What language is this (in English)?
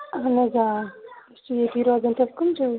Kashmiri